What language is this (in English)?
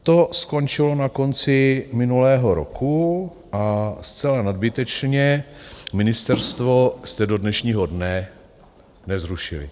Czech